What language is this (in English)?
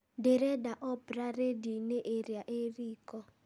Kikuyu